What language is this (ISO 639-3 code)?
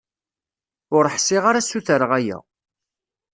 kab